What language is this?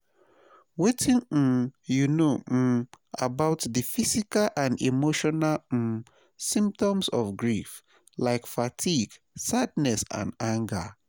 Nigerian Pidgin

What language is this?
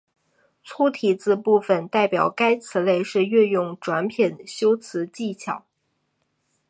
Chinese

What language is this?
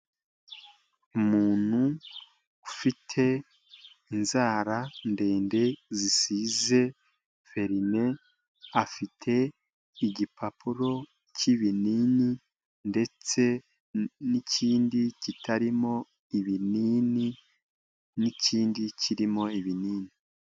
Kinyarwanda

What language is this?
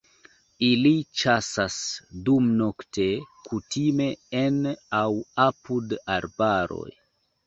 Esperanto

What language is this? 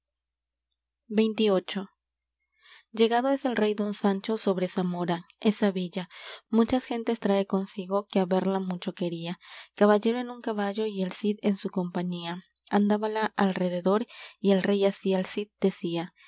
Spanish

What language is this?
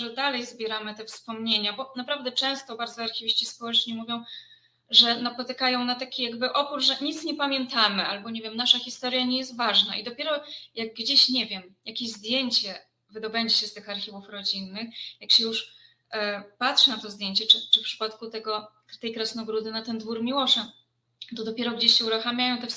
Polish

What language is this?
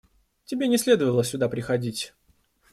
Russian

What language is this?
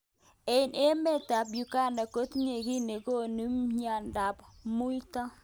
Kalenjin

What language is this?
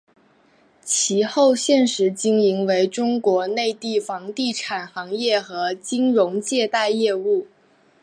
Chinese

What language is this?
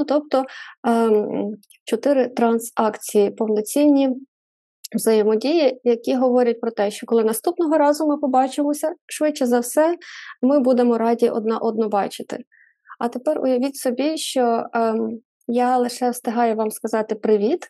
Ukrainian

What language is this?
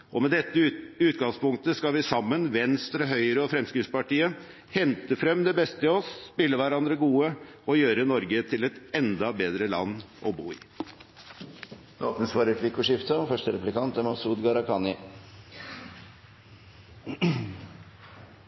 Norwegian Bokmål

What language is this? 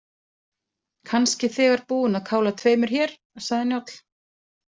Icelandic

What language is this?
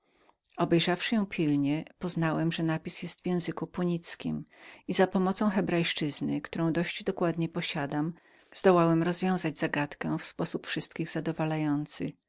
Polish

